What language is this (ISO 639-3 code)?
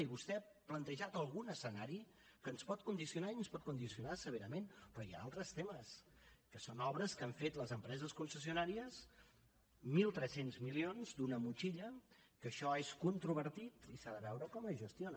cat